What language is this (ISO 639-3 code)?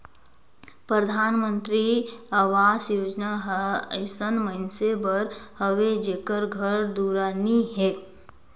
hne